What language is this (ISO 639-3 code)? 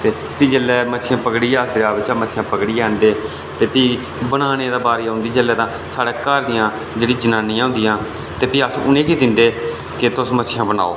doi